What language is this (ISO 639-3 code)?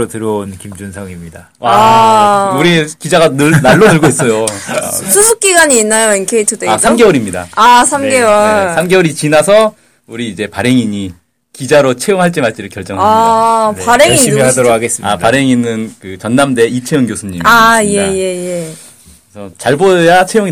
kor